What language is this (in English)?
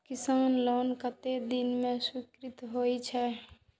Maithili